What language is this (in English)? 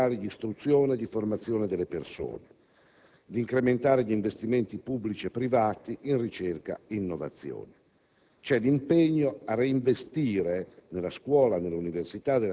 Italian